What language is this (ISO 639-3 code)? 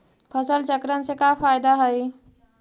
mag